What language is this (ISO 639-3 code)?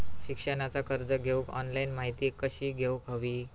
mar